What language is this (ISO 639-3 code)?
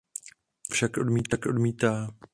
ces